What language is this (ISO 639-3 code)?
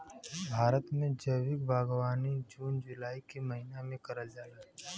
bho